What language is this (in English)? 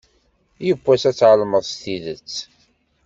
Kabyle